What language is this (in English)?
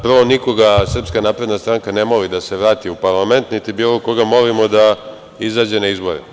Serbian